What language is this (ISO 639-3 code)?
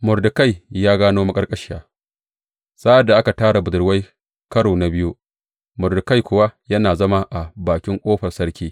hau